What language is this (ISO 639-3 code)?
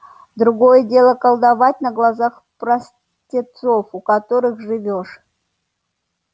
rus